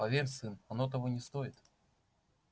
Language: Russian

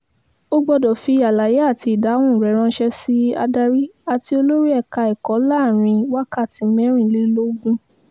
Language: Yoruba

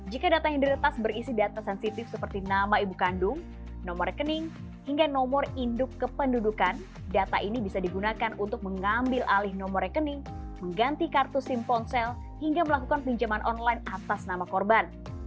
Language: Indonesian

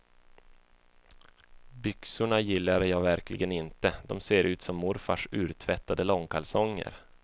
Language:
Swedish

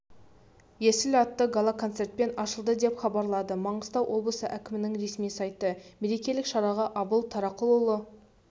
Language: Kazakh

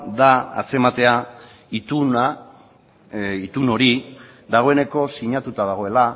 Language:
Basque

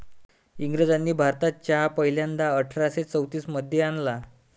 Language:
Marathi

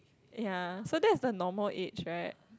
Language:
English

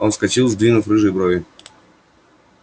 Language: Russian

